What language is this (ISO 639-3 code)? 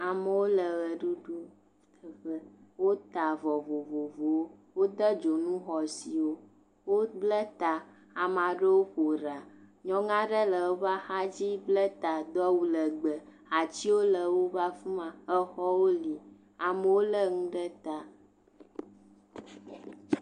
ewe